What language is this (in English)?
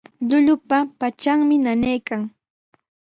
Sihuas Ancash Quechua